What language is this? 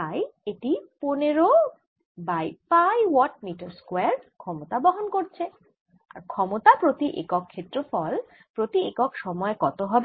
Bangla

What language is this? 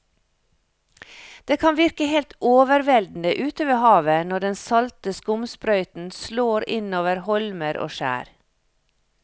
Norwegian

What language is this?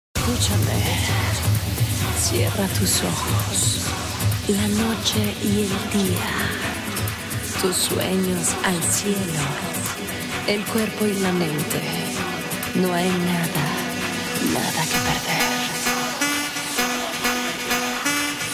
Polish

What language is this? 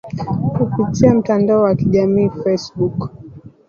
Swahili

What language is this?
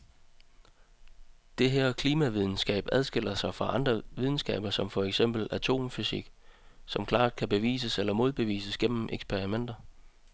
Danish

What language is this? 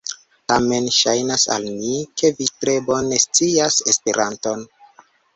Esperanto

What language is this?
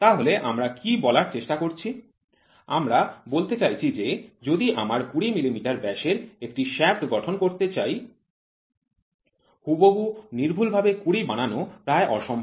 Bangla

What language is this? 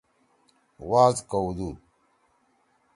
Torwali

